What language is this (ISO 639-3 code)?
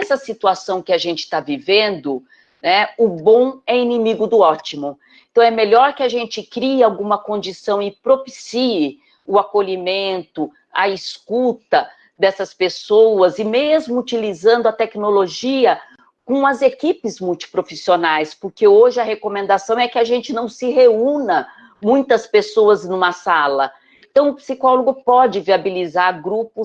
por